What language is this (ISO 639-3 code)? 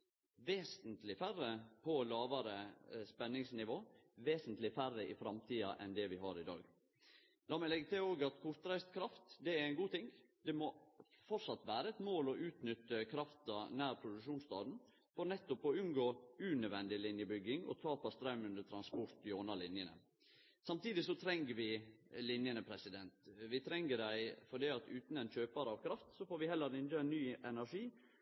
nno